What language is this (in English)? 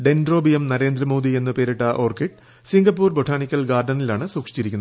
Malayalam